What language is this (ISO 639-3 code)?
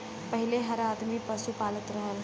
bho